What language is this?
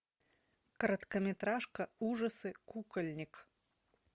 Russian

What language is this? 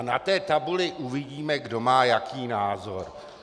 Czech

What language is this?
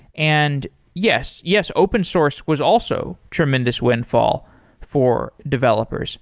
English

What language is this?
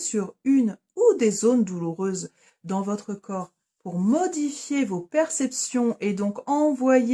French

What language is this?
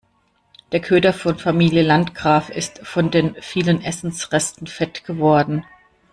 German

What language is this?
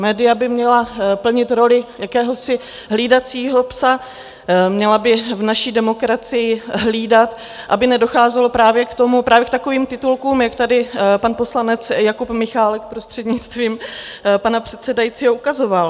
Czech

